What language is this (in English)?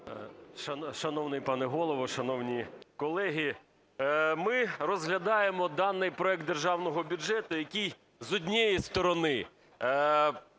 Ukrainian